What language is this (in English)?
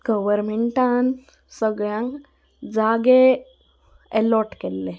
Konkani